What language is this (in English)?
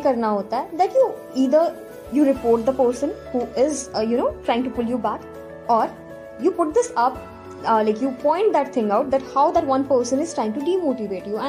Hindi